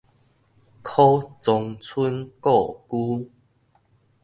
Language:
Min Nan Chinese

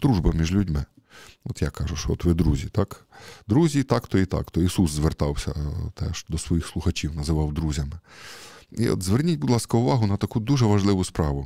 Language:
Ukrainian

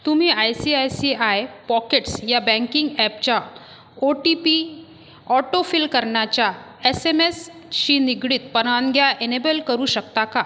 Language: Marathi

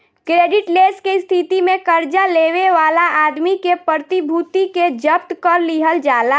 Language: Bhojpuri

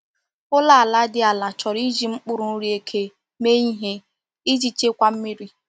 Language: Igbo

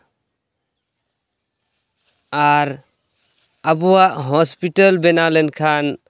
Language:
Santali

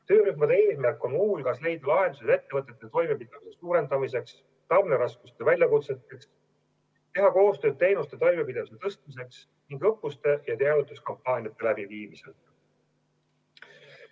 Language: Estonian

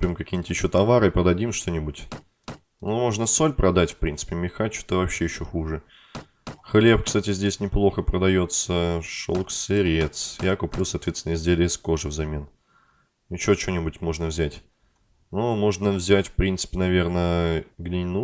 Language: Russian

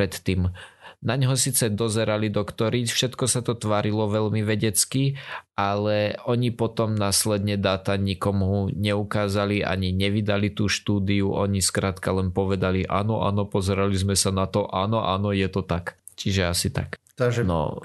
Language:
Slovak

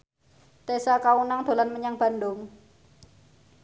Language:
Javanese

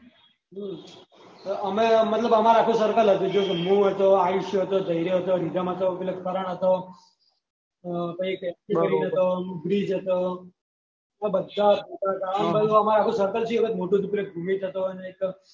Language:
Gujarati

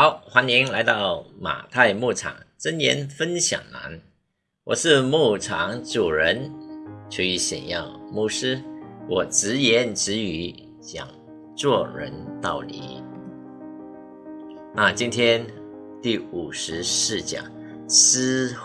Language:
Chinese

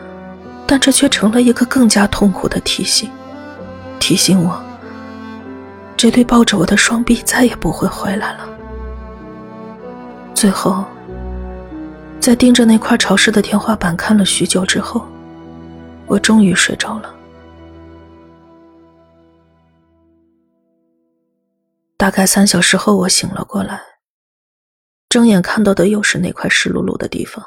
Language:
Chinese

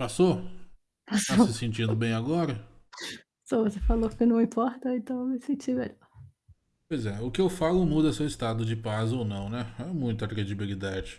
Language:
Portuguese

